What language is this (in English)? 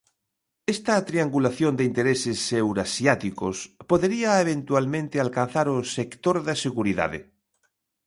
Galician